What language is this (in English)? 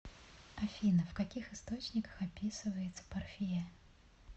Russian